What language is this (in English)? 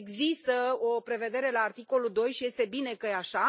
Romanian